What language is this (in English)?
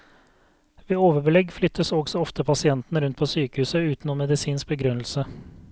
Norwegian